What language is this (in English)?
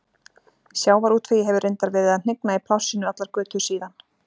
Icelandic